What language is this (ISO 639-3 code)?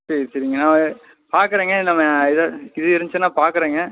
tam